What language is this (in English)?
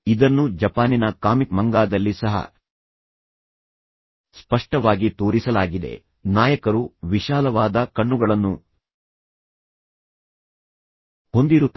Kannada